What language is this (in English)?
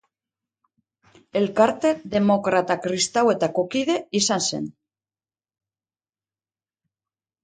Basque